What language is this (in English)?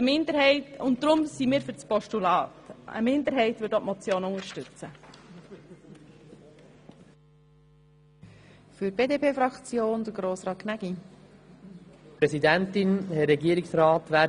Swiss German